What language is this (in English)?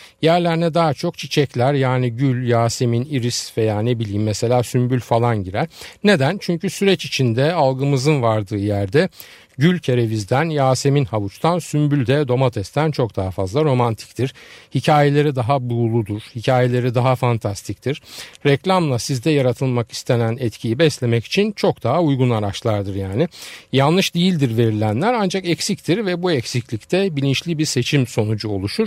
Turkish